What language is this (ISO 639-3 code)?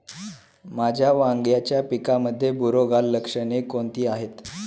mar